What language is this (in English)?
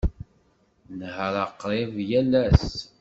Kabyle